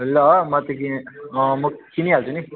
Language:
Nepali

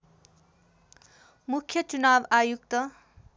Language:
Nepali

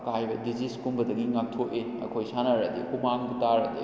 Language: Manipuri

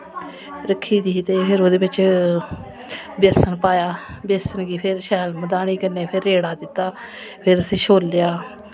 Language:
Dogri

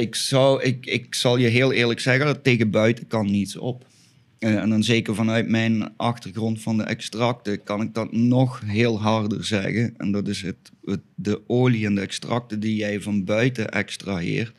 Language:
Dutch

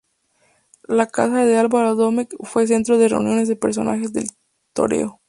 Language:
Spanish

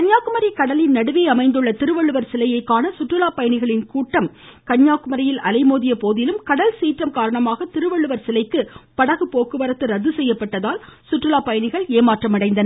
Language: Tamil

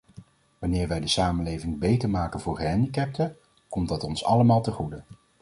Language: Dutch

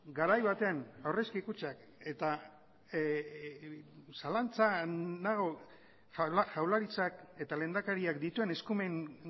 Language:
Basque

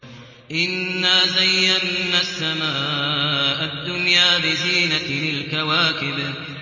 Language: Arabic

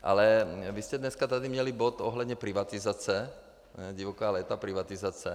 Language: Czech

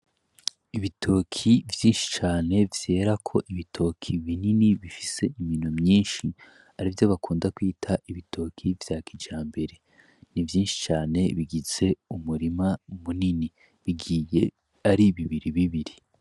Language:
Rundi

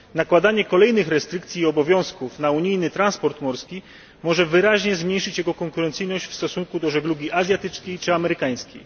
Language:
Polish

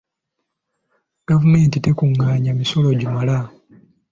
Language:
Ganda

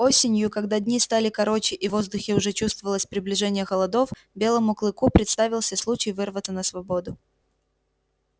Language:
Russian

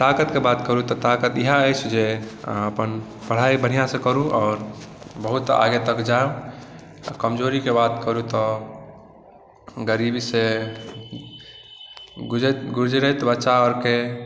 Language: Maithili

